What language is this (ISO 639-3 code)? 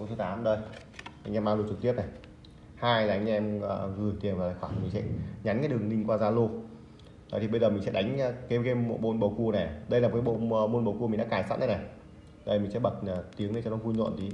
vie